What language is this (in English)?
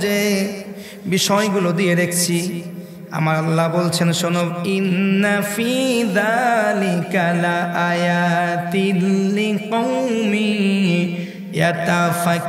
Bangla